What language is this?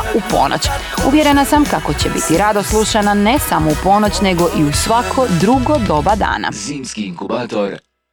Croatian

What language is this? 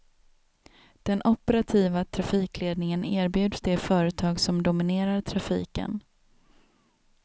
Swedish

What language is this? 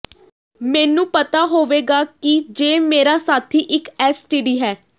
Punjabi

